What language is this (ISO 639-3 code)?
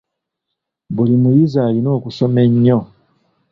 lug